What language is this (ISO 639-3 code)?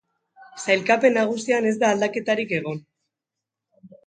eus